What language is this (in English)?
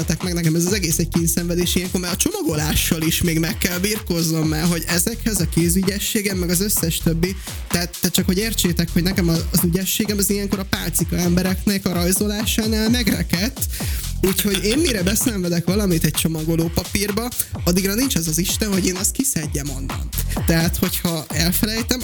Hungarian